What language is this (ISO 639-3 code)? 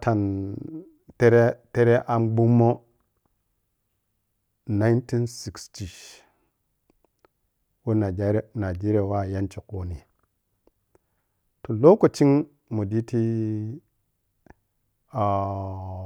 piy